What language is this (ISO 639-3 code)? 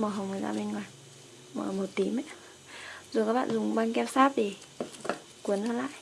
vie